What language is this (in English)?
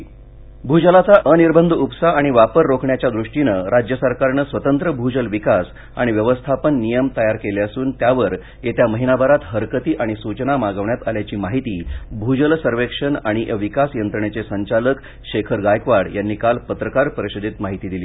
Marathi